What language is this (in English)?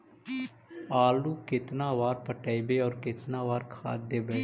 Magahi